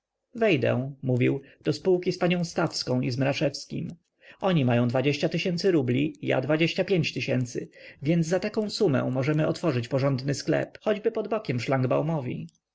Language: Polish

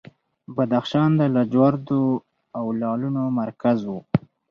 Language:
Pashto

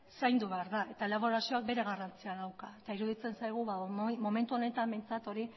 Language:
Basque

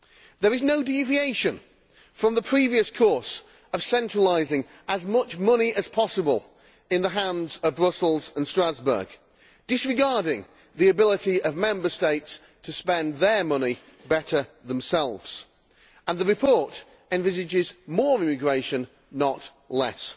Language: English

